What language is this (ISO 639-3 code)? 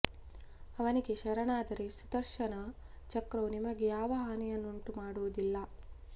kan